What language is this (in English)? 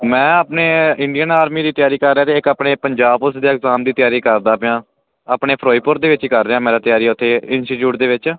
Punjabi